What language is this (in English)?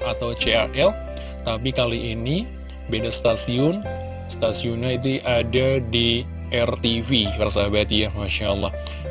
Indonesian